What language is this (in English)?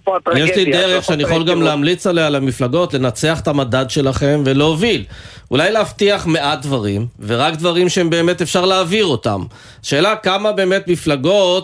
Hebrew